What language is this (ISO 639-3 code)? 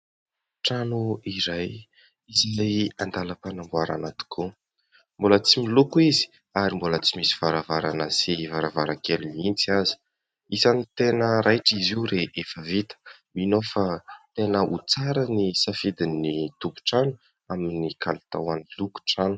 mlg